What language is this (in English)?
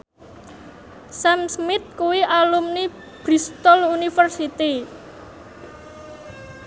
Javanese